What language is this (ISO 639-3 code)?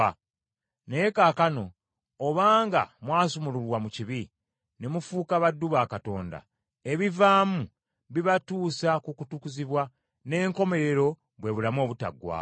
lug